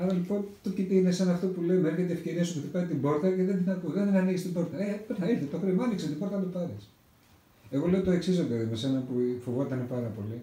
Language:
Greek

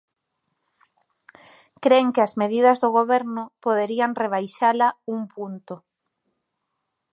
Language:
Galician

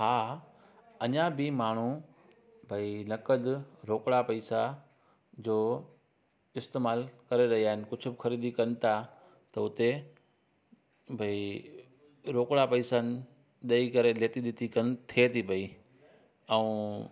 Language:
Sindhi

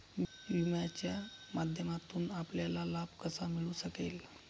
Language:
Marathi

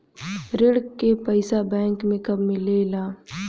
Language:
Bhojpuri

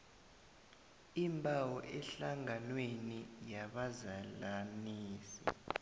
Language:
South Ndebele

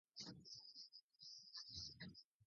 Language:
Basque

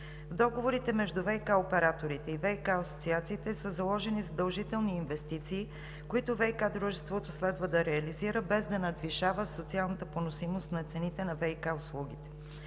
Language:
Bulgarian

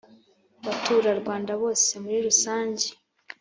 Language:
Kinyarwanda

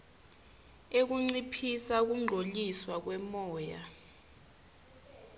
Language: Swati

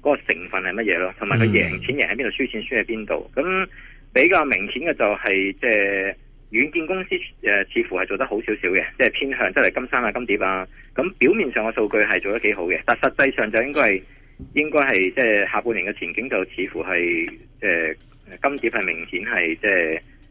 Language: Chinese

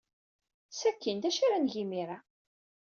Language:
Kabyle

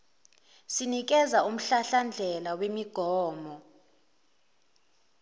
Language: Zulu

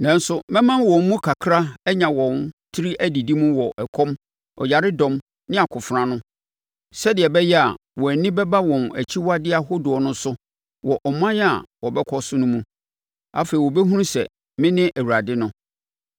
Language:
Akan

